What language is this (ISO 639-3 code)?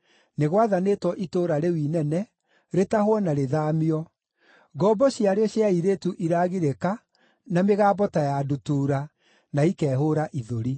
kik